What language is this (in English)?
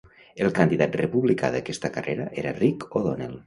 Catalan